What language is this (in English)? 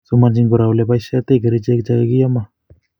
Kalenjin